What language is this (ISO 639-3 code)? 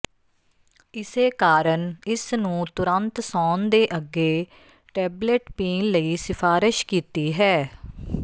pan